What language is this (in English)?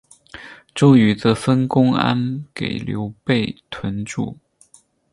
Chinese